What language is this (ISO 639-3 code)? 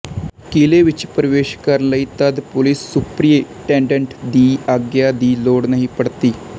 pan